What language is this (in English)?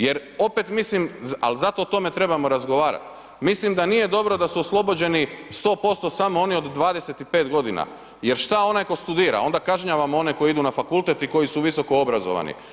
Croatian